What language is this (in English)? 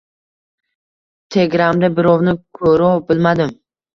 Uzbek